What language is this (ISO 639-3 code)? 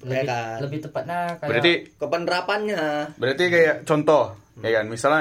ind